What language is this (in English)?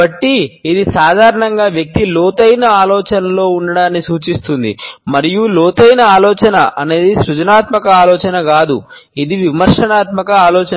Telugu